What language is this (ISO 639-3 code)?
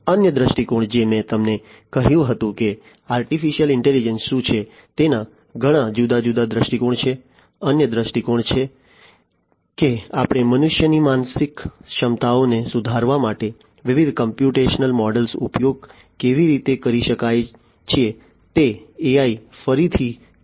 guj